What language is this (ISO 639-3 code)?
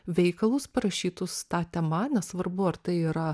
lit